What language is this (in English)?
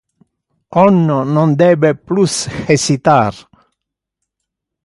Interlingua